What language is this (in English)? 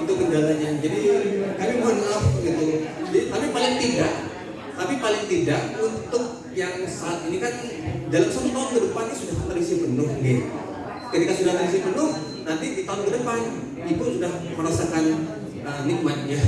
Indonesian